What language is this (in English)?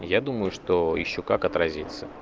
Russian